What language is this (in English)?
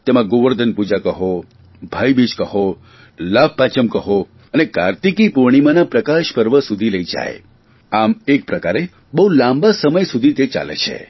Gujarati